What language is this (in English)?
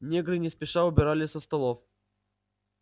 Russian